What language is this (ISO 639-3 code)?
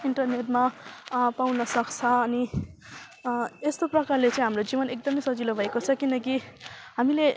nep